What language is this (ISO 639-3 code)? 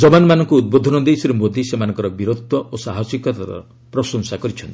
ori